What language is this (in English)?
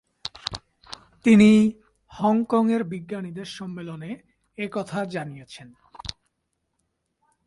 Bangla